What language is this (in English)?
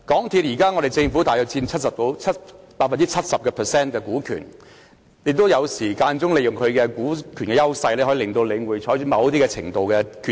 Cantonese